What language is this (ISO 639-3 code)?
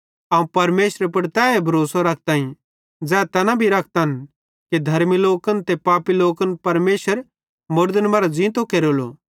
bhd